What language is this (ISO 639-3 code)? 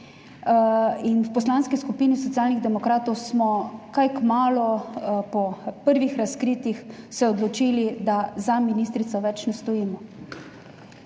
slv